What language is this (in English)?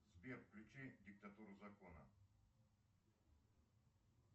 Russian